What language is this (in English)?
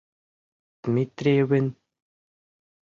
Mari